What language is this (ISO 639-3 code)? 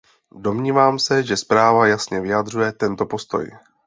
ces